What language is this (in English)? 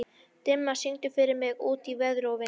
Icelandic